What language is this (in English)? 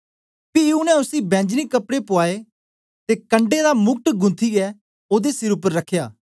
Dogri